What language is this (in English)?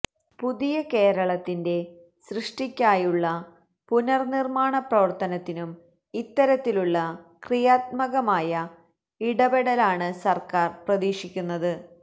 Malayalam